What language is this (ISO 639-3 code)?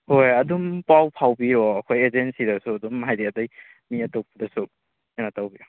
mni